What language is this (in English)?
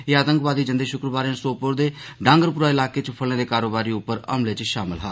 Dogri